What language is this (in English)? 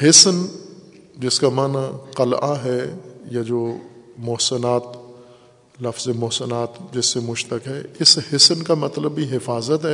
Urdu